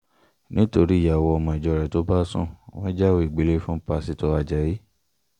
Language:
Yoruba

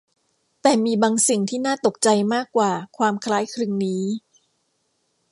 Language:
Thai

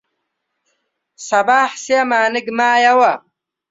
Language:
Central Kurdish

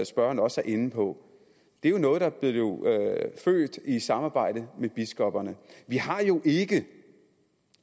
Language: Danish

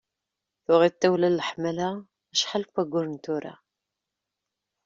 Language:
Kabyle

